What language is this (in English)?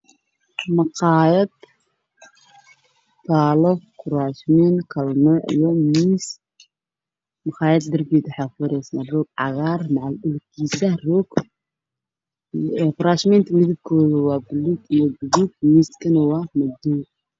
Somali